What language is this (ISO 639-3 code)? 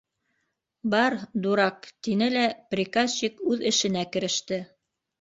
bak